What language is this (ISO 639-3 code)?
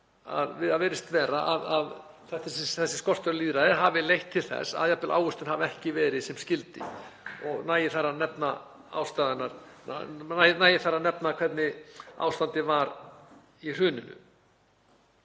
isl